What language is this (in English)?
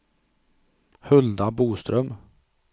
Swedish